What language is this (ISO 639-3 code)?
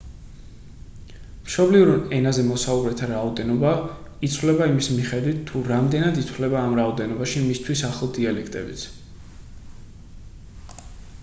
kat